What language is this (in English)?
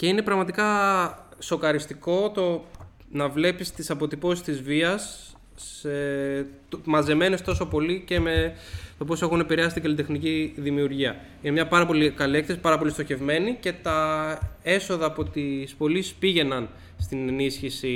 Greek